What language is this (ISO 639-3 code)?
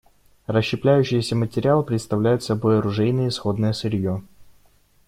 rus